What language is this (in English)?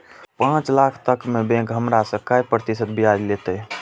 Maithili